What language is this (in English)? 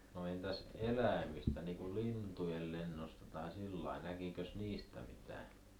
Finnish